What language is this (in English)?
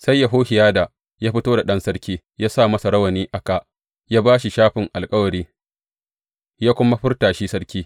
Hausa